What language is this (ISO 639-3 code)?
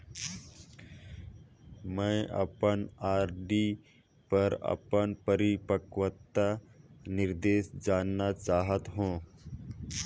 hne